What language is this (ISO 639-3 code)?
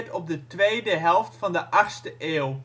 nld